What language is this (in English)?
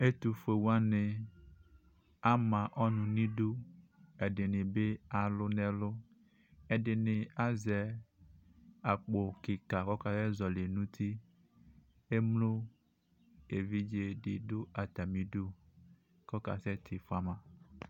Ikposo